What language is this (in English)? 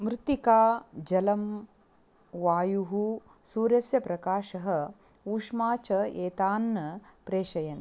Sanskrit